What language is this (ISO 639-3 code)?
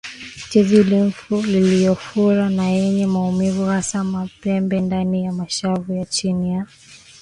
swa